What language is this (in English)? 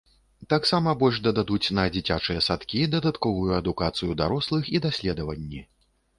Belarusian